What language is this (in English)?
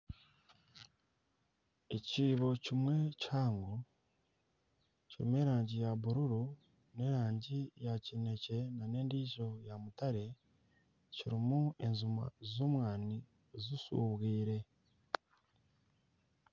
Nyankole